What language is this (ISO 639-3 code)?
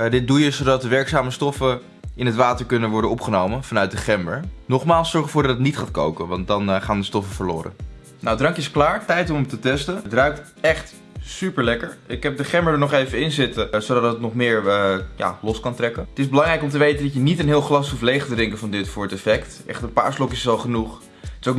nld